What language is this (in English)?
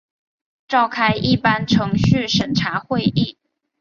Chinese